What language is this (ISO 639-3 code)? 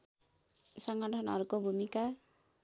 nep